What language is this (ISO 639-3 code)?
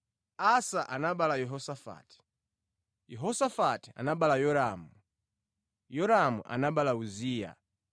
nya